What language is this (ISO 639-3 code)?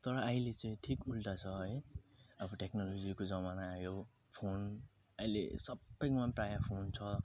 nep